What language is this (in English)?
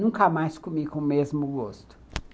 Portuguese